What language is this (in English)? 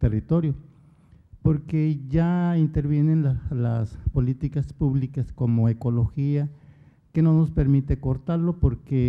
Spanish